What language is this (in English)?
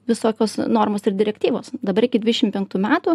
Lithuanian